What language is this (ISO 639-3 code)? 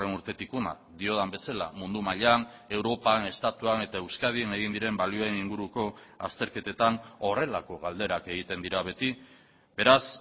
eus